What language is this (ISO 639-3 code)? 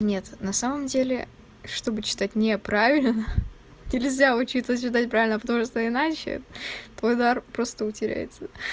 rus